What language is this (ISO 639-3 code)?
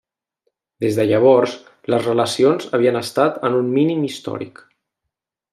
cat